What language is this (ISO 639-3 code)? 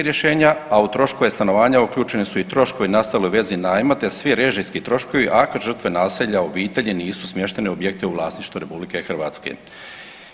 hrv